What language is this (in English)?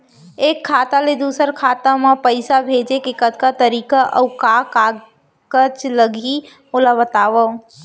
Chhattisgarhi